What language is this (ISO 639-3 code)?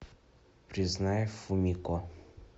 rus